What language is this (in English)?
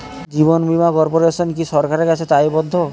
Bangla